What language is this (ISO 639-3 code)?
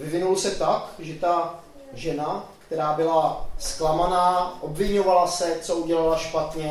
ces